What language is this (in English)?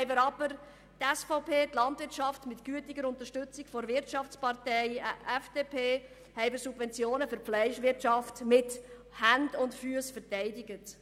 Swiss German